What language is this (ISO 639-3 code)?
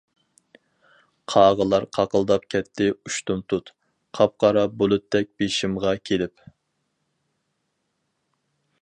uig